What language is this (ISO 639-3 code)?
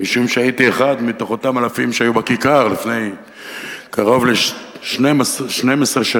heb